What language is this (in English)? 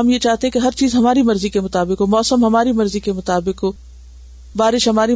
Urdu